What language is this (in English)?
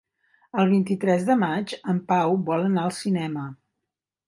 Catalan